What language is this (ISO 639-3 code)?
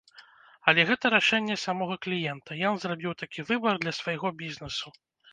bel